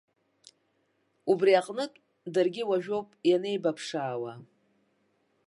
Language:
Abkhazian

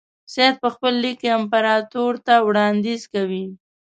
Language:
Pashto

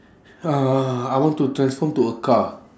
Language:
English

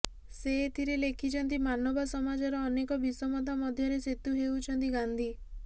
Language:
Odia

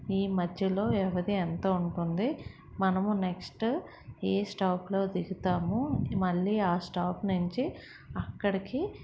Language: Telugu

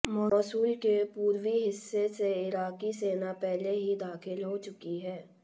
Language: Hindi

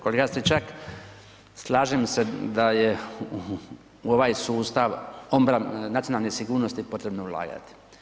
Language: Croatian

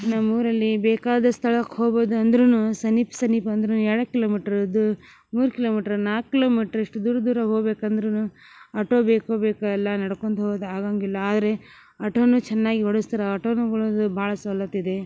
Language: Kannada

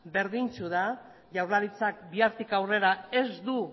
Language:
Basque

